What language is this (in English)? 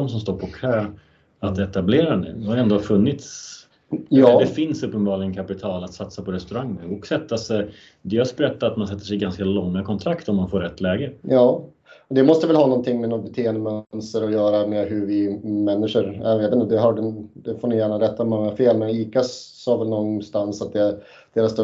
Swedish